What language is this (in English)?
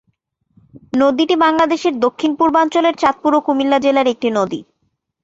Bangla